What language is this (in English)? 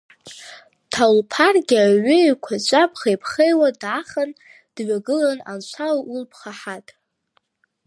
Abkhazian